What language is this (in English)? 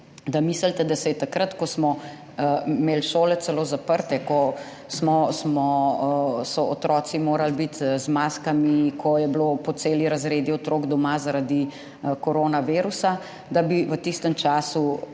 Slovenian